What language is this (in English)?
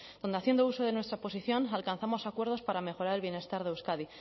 Spanish